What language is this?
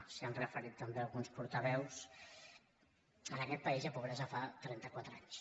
Catalan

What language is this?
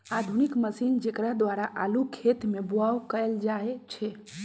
Magahi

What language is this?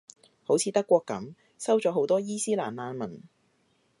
Cantonese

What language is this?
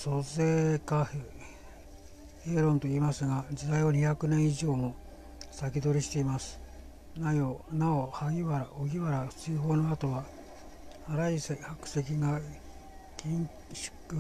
Japanese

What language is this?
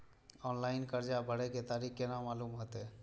Maithili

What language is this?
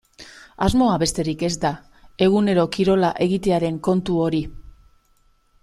Basque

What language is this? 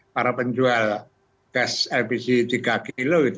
Indonesian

